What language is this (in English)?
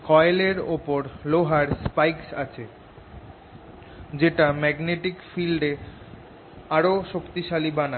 Bangla